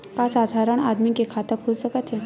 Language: Chhattisgarhi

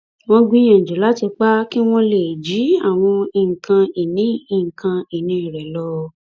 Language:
Yoruba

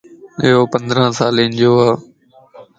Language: Lasi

